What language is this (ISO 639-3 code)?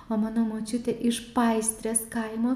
lit